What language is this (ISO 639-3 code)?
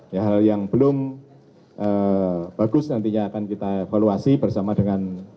ind